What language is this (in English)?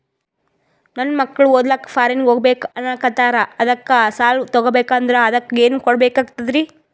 Kannada